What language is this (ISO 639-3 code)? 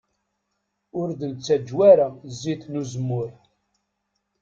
kab